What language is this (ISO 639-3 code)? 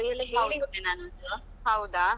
kan